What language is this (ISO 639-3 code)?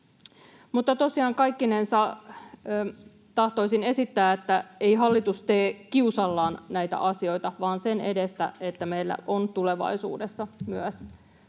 fin